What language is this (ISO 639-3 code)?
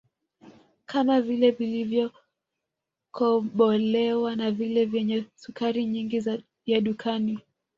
swa